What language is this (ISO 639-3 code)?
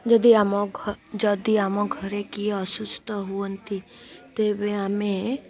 ori